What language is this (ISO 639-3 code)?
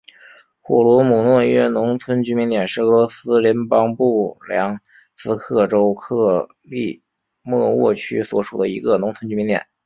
zho